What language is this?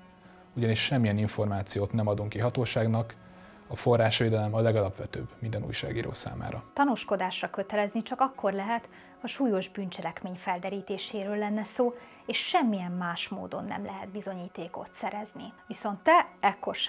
Hungarian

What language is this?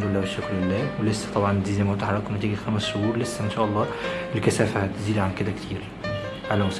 Arabic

